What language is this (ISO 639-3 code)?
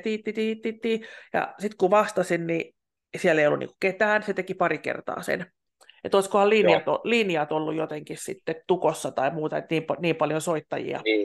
fin